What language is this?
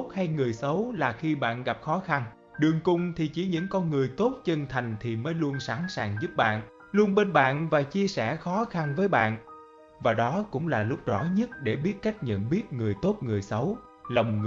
Vietnamese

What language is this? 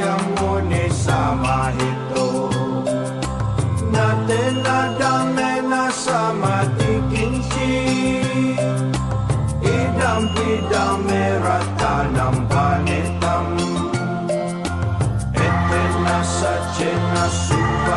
Indonesian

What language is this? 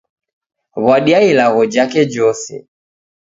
Taita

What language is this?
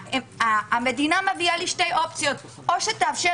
Hebrew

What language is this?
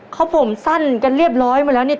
Thai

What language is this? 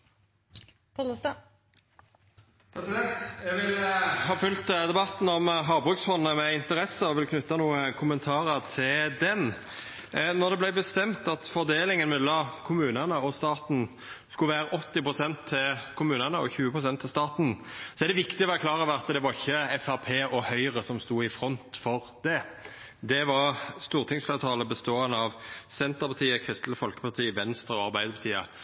Norwegian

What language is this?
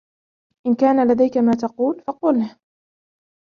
Arabic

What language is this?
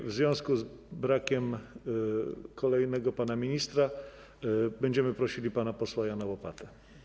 Polish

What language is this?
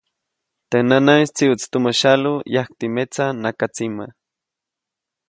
Copainalá Zoque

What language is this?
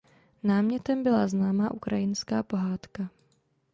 Czech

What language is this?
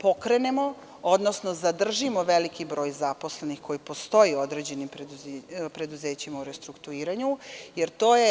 Serbian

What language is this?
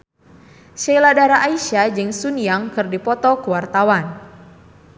Sundanese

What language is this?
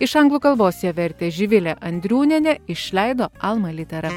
Lithuanian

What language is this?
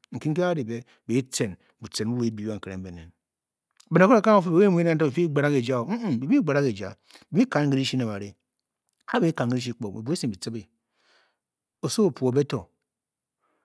Bokyi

